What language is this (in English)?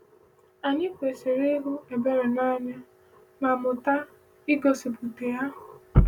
Igbo